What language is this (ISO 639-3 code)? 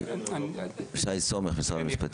heb